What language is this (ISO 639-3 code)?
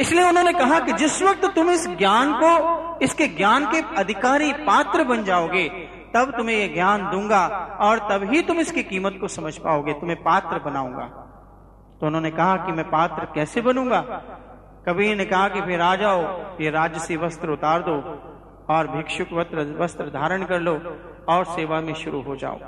hin